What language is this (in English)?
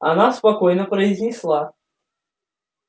Russian